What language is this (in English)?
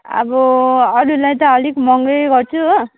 Nepali